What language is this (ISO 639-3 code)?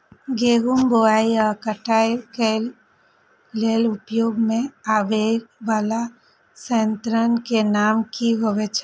mai